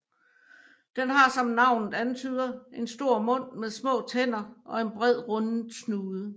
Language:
Danish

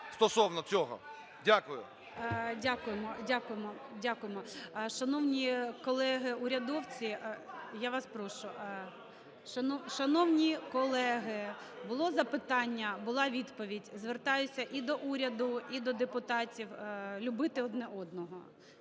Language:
Ukrainian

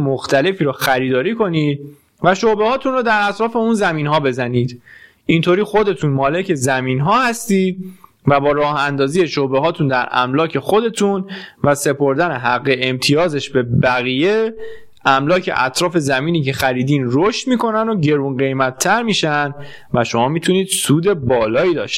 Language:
Persian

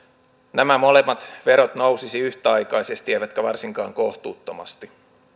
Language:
Finnish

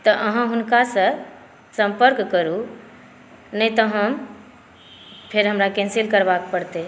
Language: Maithili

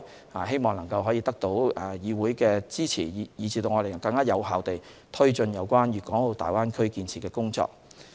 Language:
Cantonese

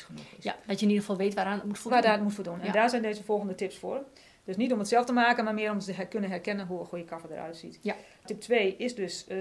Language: Dutch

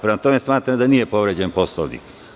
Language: Serbian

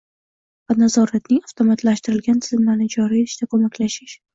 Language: Uzbek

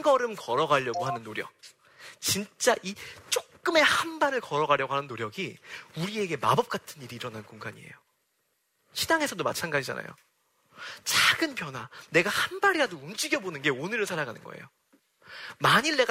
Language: Korean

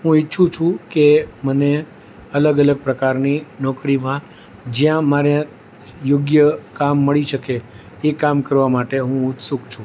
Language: Gujarati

